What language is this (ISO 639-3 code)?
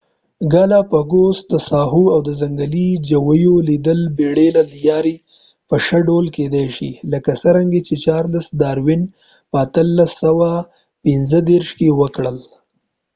pus